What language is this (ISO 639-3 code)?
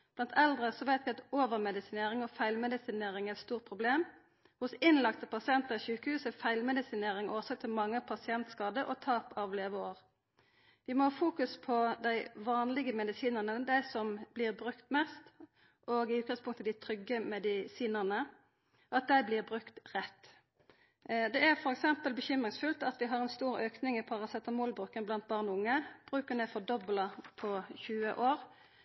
nno